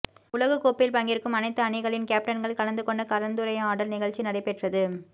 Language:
Tamil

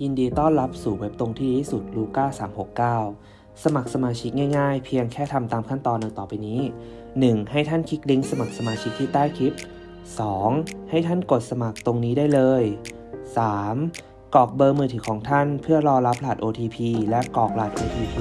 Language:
Thai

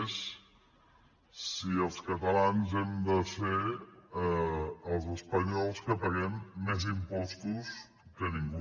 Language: Catalan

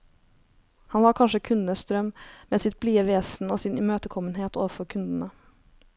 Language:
Norwegian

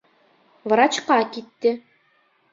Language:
Bashkir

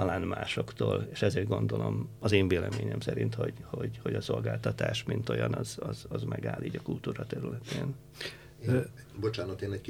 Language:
Hungarian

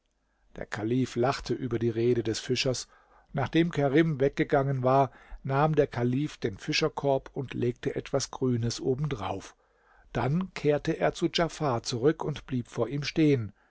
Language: German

